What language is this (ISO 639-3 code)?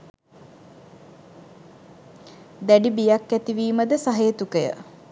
sin